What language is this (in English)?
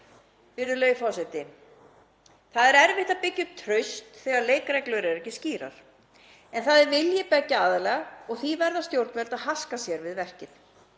Icelandic